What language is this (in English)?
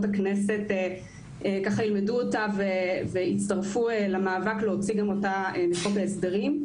Hebrew